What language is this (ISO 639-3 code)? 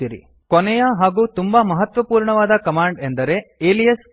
kan